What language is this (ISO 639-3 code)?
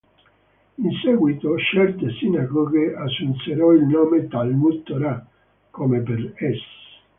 ita